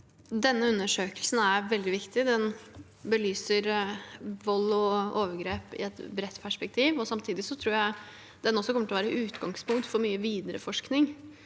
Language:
Norwegian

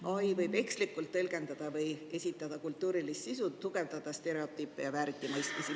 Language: Estonian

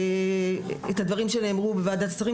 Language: Hebrew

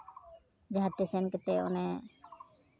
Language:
Santali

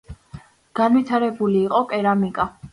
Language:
Georgian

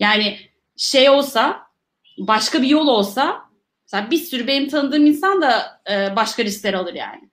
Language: Turkish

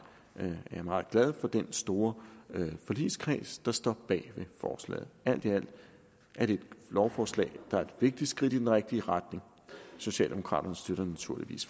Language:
Danish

